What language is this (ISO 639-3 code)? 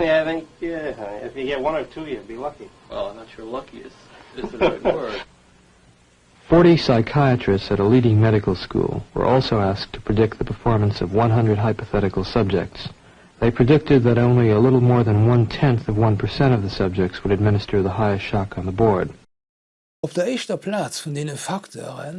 deu